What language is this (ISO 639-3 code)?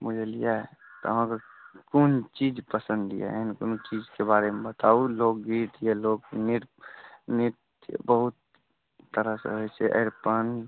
mai